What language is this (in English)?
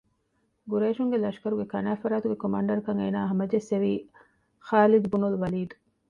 Divehi